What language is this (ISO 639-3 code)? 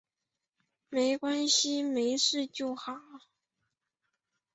zho